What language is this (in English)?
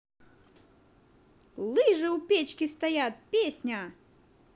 Russian